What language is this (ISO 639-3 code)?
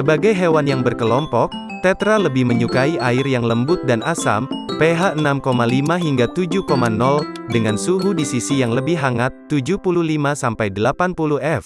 ind